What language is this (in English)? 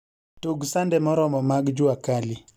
Luo (Kenya and Tanzania)